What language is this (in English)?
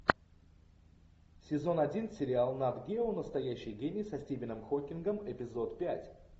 Russian